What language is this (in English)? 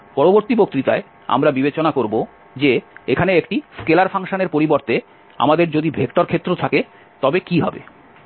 Bangla